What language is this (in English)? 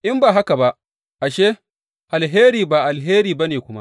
Hausa